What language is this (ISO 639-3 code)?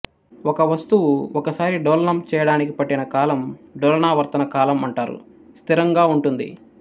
tel